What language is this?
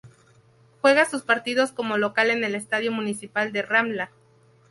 Spanish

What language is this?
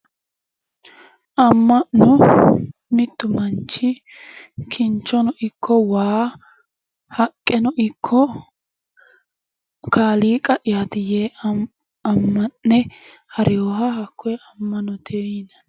Sidamo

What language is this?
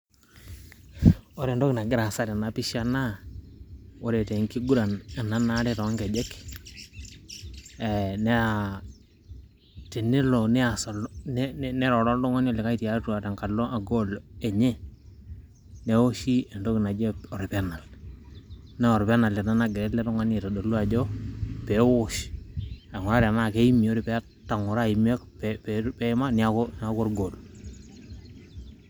Masai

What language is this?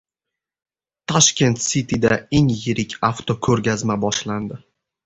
Uzbek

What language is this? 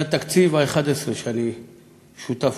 Hebrew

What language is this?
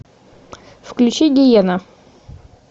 Russian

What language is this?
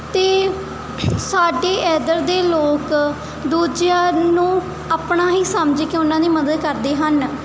Punjabi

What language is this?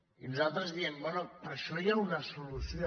Catalan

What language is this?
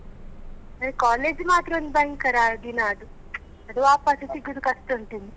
Kannada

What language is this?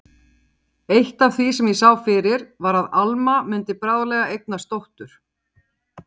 Icelandic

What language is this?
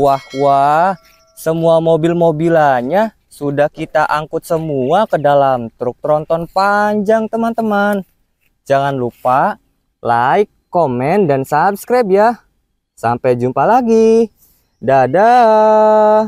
Indonesian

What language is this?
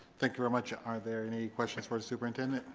English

